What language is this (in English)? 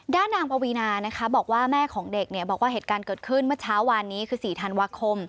Thai